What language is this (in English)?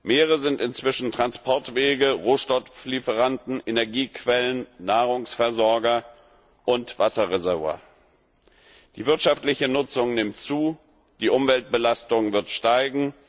German